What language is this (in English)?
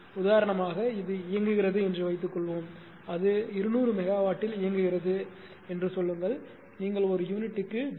Tamil